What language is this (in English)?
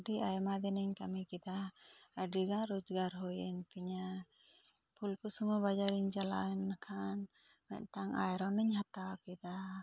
Santali